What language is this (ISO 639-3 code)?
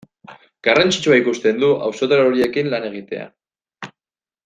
eus